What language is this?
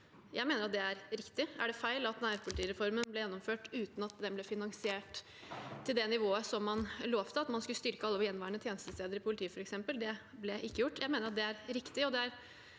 Norwegian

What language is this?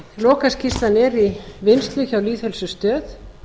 Icelandic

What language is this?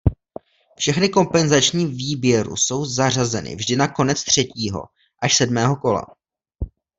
Czech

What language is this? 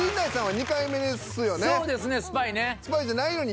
Japanese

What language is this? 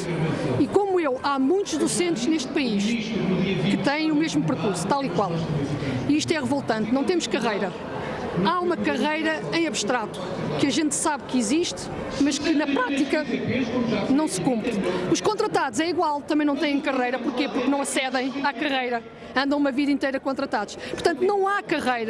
Portuguese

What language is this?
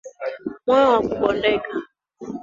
Swahili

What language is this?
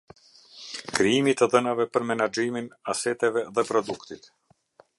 Albanian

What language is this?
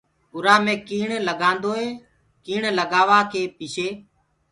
Gurgula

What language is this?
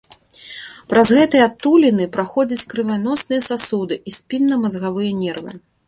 Belarusian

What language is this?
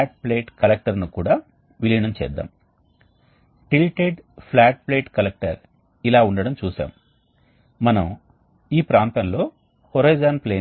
Telugu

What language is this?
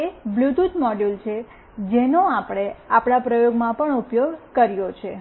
Gujarati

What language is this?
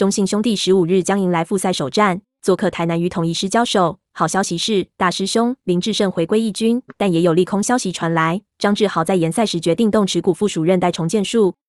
Chinese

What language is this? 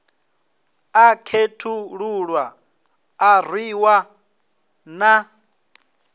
Venda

